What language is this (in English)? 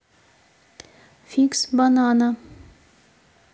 Russian